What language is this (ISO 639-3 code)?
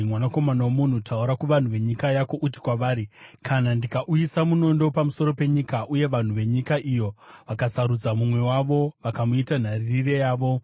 sna